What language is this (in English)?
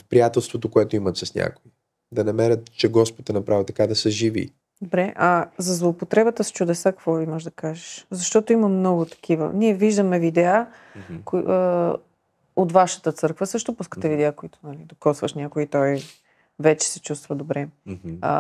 Bulgarian